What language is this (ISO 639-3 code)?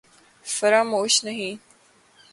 urd